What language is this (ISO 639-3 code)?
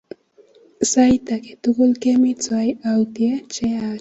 kln